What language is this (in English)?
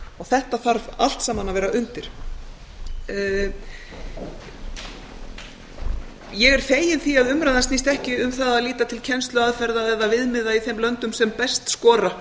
Icelandic